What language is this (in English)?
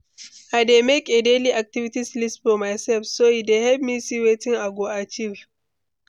Nigerian Pidgin